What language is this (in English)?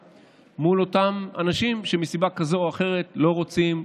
Hebrew